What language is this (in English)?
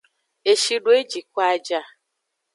Aja (Benin)